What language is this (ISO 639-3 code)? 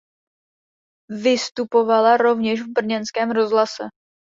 ces